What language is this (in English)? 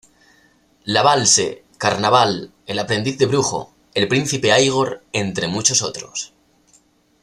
Spanish